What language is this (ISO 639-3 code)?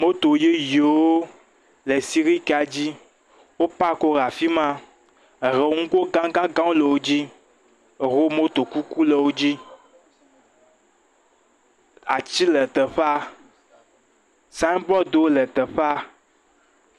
ewe